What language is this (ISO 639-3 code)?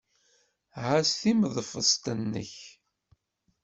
kab